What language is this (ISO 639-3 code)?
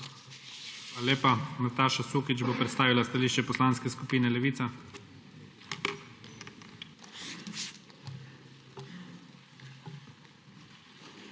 slv